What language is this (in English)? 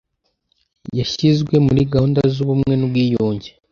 Kinyarwanda